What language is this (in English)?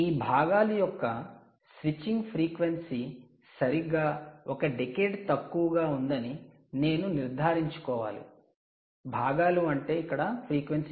Telugu